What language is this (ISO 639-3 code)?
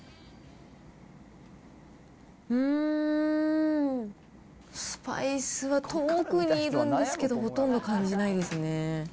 jpn